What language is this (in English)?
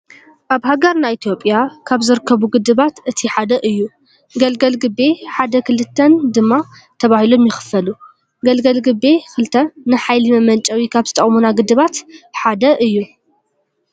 Tigrinya